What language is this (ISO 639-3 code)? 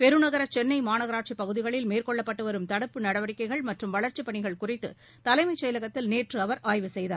tam